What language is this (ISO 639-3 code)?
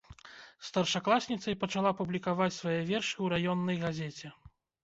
bel